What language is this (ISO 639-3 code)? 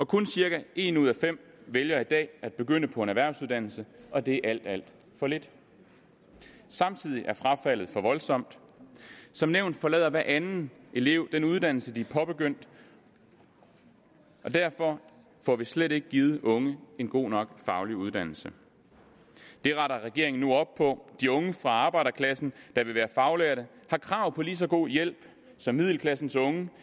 dan